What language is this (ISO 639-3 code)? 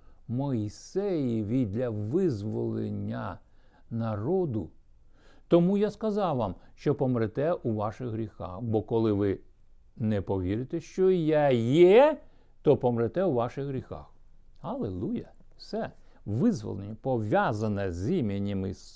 ukr